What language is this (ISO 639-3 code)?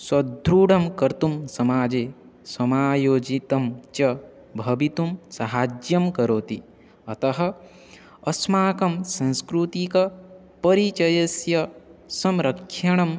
san